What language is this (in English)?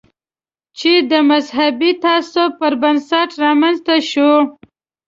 Pashto